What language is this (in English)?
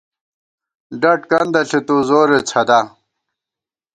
Gawar-Bati